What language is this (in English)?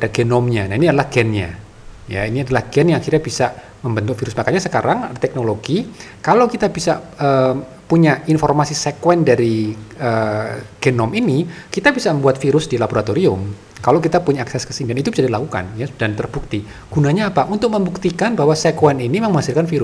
Indonesian